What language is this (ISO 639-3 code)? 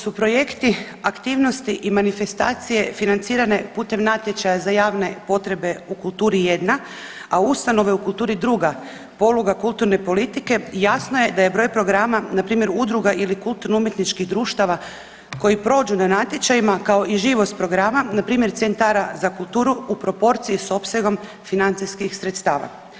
hrv